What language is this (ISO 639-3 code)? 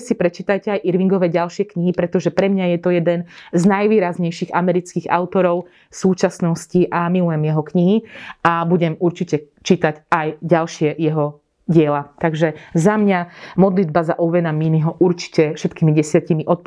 slk